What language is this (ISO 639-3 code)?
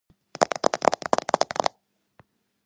kat